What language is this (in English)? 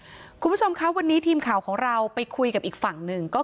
Thai